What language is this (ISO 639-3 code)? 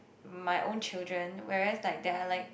eng